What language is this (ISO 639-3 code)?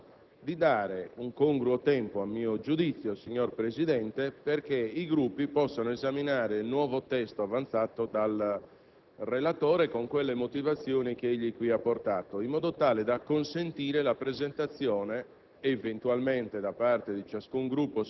ita